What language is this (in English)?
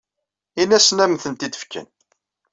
Kabyle